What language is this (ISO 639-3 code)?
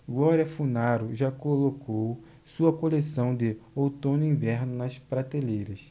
por